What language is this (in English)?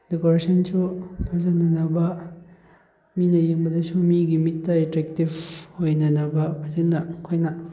Manipuri